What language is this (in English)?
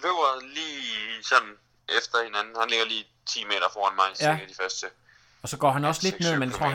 Danish